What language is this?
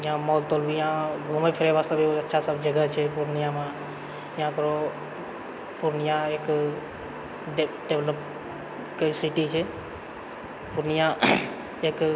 Maithili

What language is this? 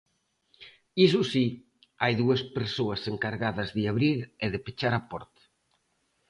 Galician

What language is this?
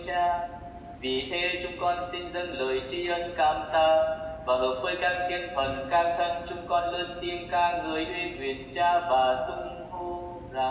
Vietnamese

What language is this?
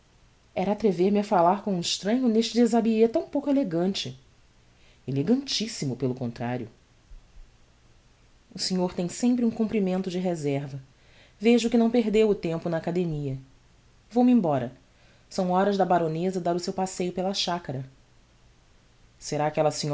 Portuguese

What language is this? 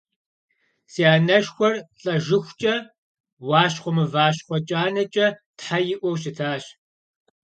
Kabardian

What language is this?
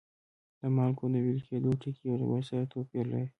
Pashto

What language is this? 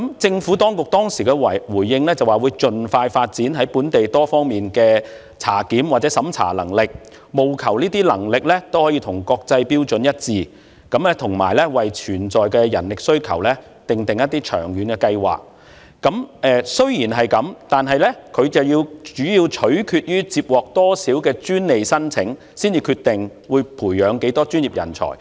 Cantonese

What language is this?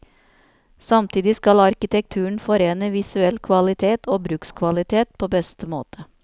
Norwegian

